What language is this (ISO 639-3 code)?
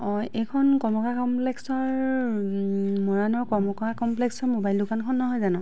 asm